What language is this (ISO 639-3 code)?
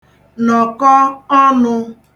ibo